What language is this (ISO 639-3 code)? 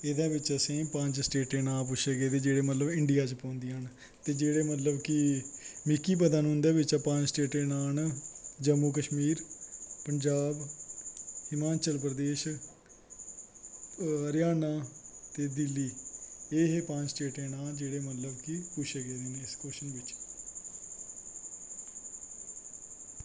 doi